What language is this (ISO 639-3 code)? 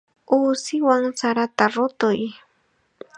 qxa